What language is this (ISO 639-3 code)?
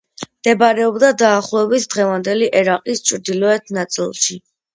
kat